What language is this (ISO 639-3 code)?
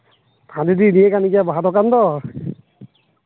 sat